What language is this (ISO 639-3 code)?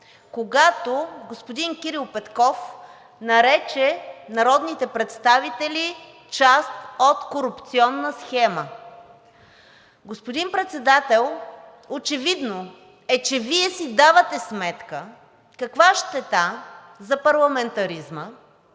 bul